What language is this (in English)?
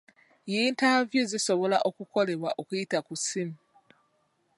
Ganda